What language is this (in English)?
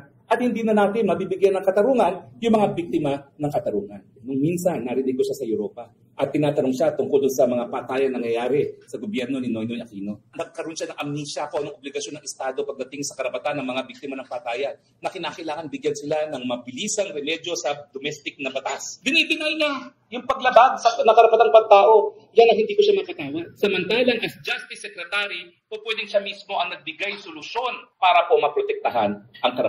Filipino